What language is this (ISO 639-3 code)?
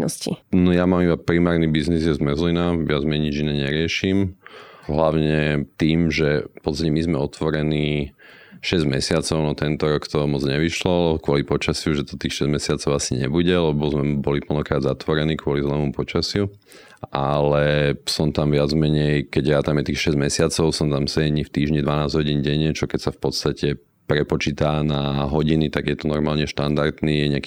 slk